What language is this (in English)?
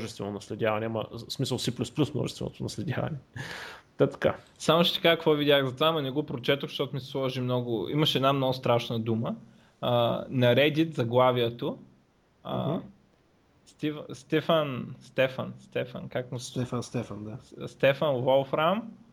Bulgarian